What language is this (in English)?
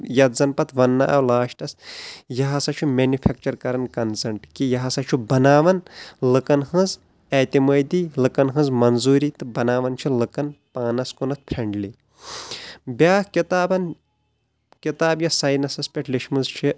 Kashmiri